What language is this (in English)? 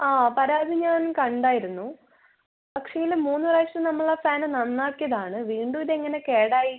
Malayalam